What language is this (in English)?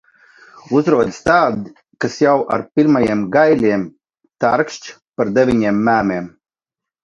Latvian